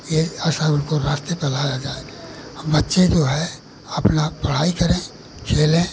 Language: Hindi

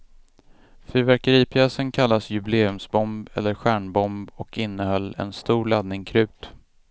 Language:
Swedish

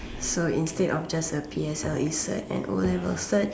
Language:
English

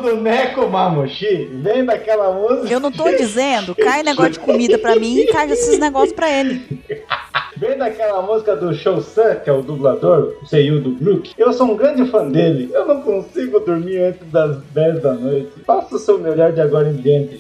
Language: Portuguese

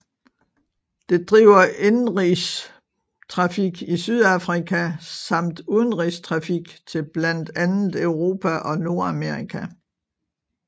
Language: Danish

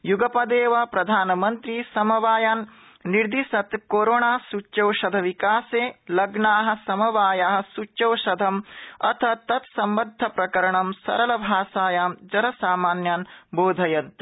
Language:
Sanskrit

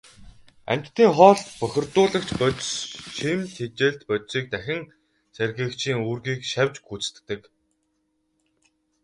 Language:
Mongolian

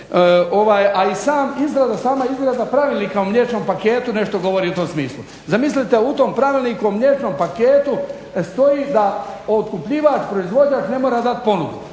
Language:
Croatian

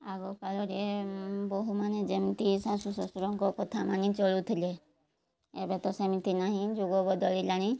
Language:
Odia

